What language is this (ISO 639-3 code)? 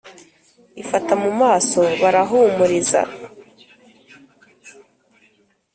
kin